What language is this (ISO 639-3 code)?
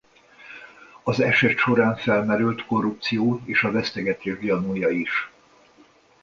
hun